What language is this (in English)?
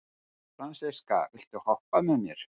Icelandic